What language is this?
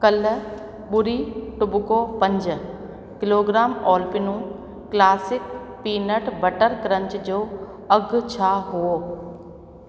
Sindhi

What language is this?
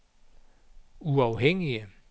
Danish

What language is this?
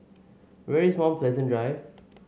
English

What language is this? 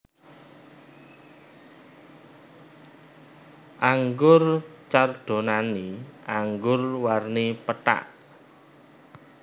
Javanese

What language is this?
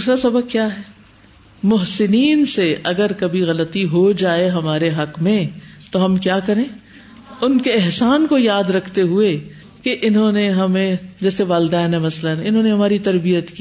Urdu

